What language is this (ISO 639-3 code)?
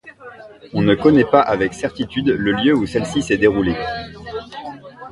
fra